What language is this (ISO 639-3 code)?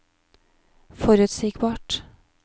nor